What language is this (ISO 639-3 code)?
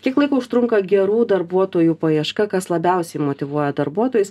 lit